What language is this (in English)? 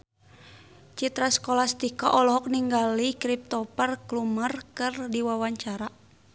Sundanese